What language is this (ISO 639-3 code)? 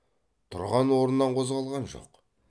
kaz